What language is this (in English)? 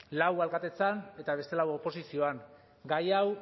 Basque